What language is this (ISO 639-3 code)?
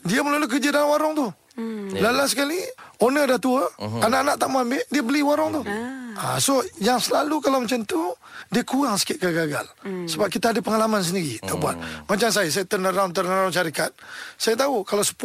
msa